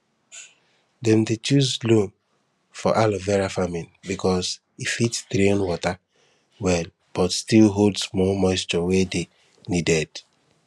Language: Nigerian Pidgin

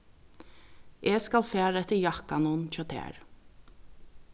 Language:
Faroese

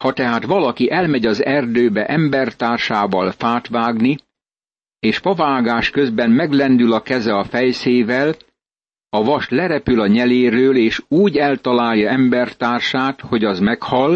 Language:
Hungarian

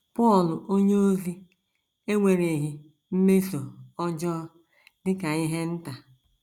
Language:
Igbo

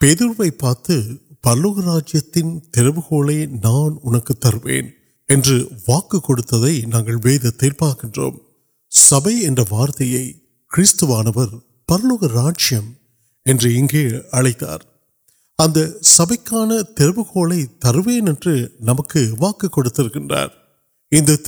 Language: Urdu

